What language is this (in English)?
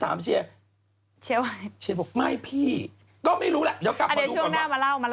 Thai